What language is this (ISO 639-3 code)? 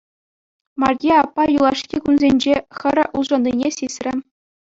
chv